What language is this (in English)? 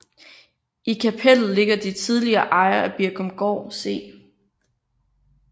Danish